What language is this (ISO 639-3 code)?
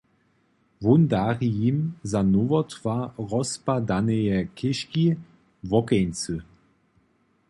hsb